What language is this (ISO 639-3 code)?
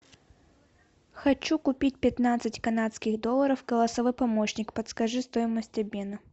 rus